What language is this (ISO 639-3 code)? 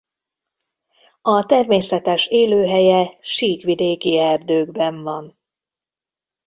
hun